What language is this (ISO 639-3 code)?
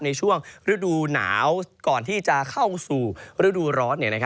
tha